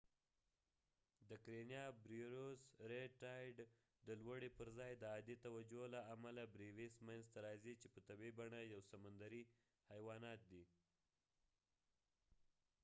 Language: Pashto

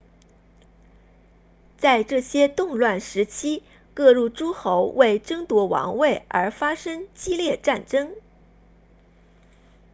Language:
Chinese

